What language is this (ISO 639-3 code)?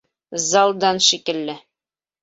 bak